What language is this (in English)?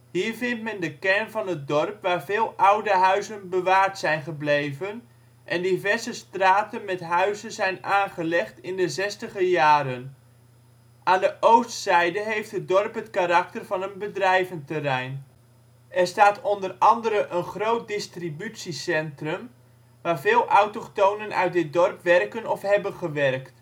Dutch